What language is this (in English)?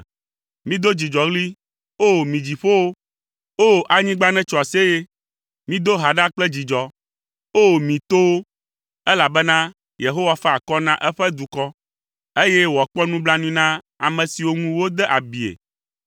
Ewe